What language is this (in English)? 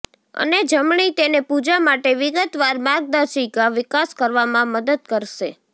Gujarati